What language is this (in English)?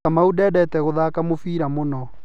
Kikuyu